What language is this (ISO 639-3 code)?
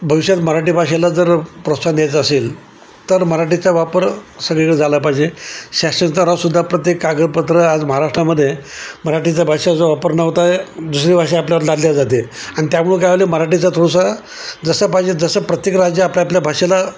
mar